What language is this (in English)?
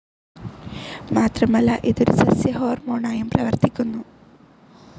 Malayalam